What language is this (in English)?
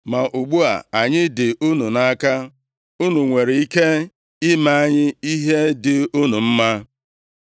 Igbo